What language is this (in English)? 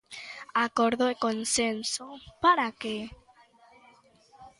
Galician